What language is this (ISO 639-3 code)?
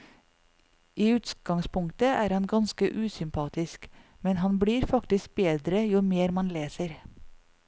nor